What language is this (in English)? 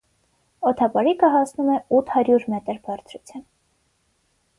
Armenian